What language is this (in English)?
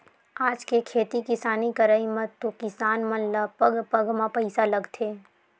Chhattisgarhi